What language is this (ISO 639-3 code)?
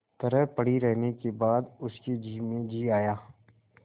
hin